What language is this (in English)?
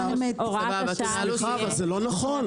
Hebrew